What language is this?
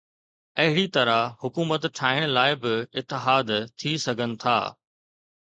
Sindhi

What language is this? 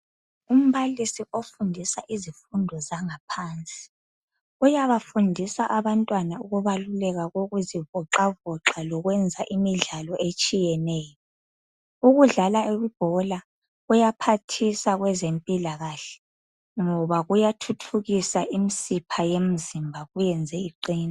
North Ndebele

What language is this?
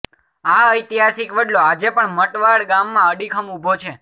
Gujarati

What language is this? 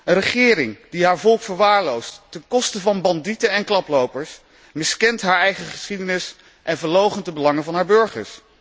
Dutch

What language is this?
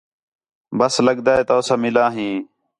Khetrani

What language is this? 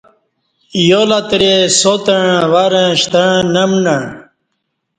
Kati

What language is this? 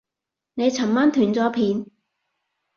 Cantonese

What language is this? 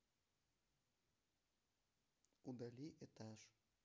Russian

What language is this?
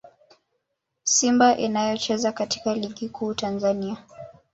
Swahili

